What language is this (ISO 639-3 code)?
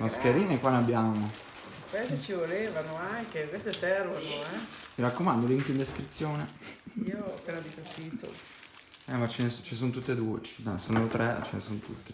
ita